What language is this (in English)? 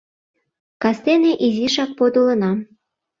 Mari